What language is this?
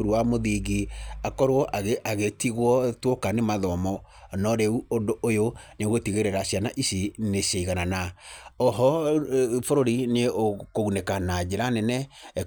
Kikuyu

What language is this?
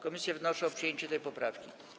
Polish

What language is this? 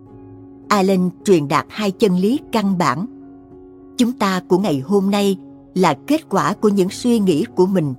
Vietnamese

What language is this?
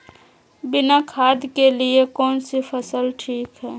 Magahi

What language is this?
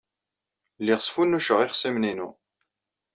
Kabyle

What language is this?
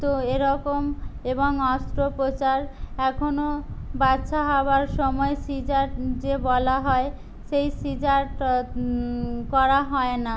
Bangla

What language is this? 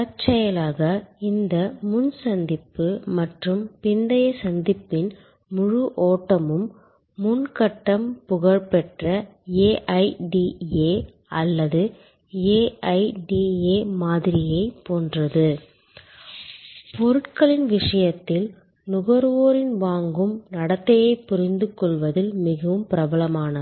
Tamil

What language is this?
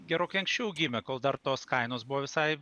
Lithuanian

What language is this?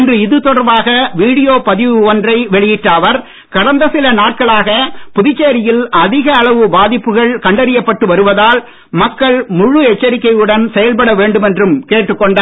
Tamil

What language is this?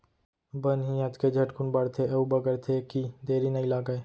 Chhattisgarhi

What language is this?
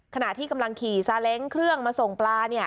Thai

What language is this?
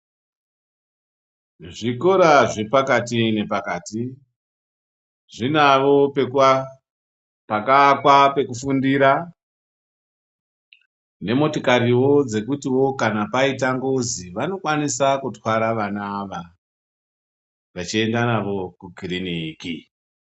Ndau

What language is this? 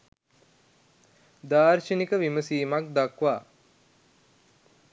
Sinhala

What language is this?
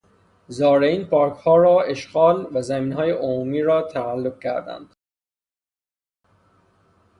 Persian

